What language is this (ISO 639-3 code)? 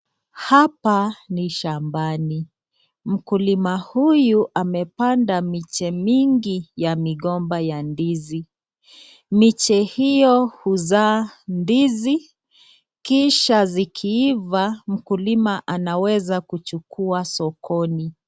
swa